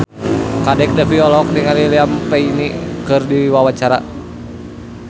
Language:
Sundanese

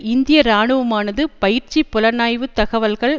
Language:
Tamil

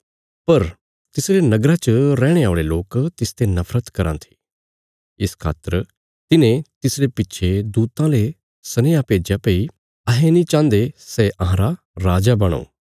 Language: Bilaspuri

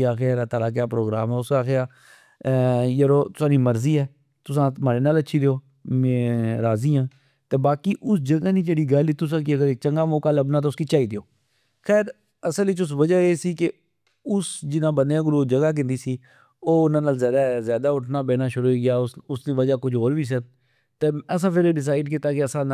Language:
Pahari-Potwari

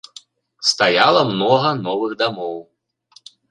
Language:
Belarusian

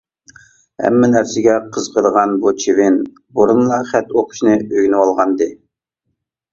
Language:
Uyghur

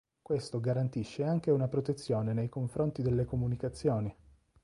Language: Italian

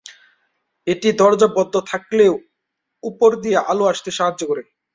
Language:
Bangla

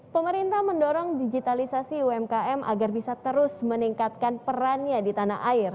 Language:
Indonesian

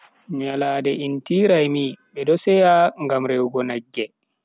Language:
Bagirmi Fulfulde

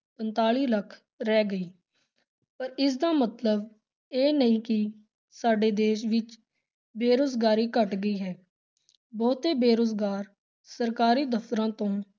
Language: Punjabi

